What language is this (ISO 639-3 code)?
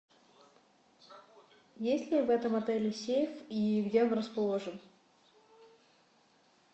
rus